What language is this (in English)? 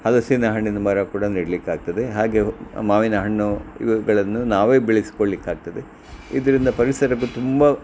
Kannada